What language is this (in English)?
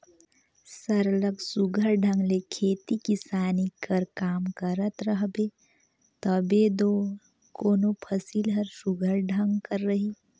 Chhattisgarhi